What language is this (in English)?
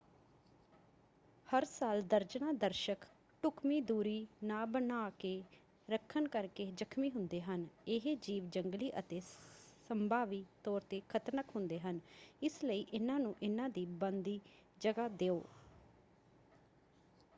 Punjabi